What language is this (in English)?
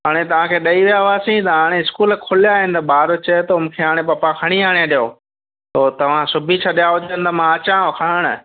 Sindhi